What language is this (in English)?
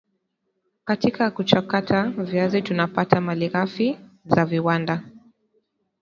Swahili